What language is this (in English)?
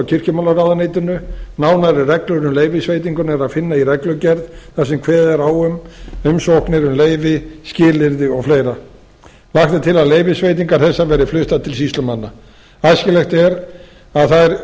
Icelandic